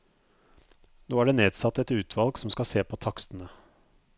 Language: Norwegian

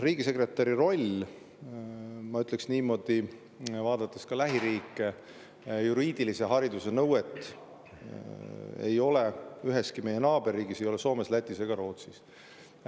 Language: Estonian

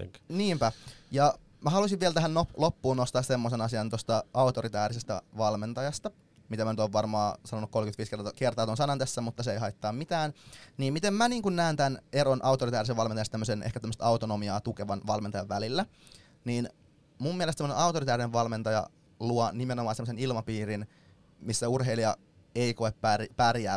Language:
Finnish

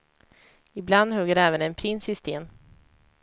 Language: Swedish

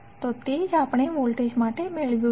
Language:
Gujarati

